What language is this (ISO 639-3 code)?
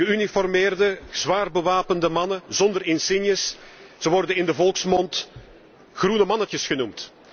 nld